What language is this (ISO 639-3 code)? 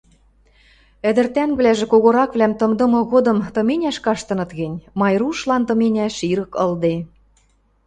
mrj